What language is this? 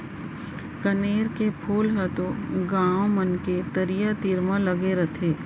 Chhattisgarhi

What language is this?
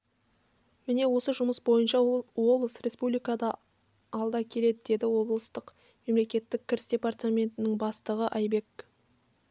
Kazakh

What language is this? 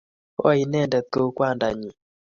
Kalenjin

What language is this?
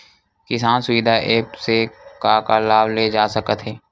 Chhattisgarhi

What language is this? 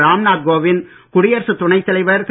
Tamil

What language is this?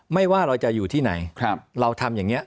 Thai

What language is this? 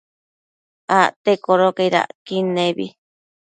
Matsés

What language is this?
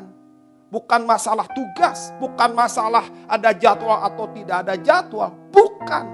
Indonesian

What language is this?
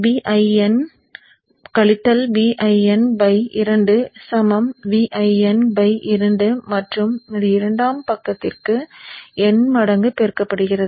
Tamil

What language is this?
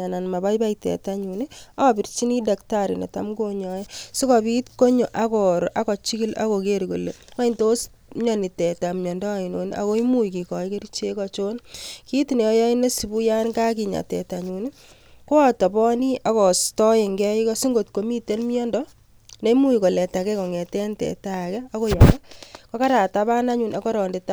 Kalenjin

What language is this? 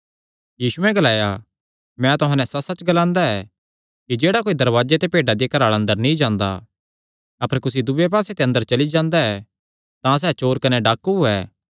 Kangri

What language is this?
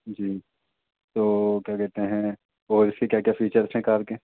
Urdu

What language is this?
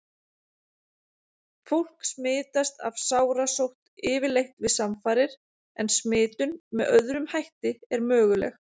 Icelandic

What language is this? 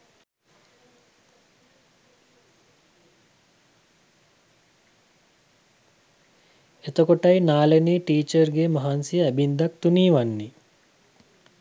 Sinhala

